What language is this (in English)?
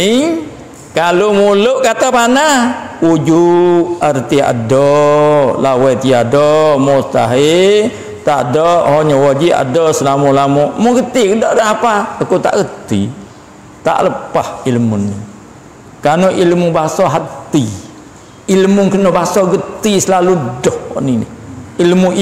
Malay